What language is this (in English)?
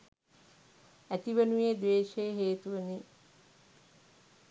Sinhala